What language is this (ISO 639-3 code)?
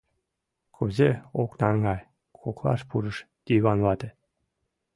chm